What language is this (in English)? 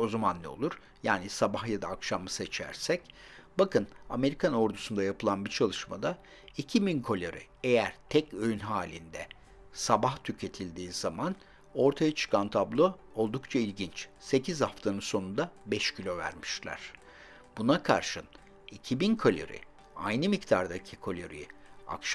Turkish